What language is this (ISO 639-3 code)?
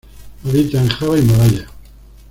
spa